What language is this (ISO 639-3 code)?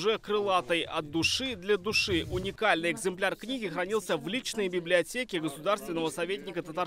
rus